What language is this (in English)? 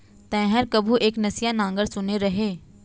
Chhattisgarhi